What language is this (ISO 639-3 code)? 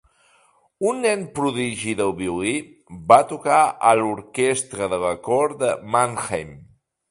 cat